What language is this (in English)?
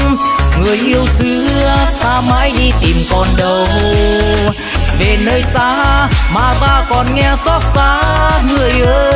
Vietnamese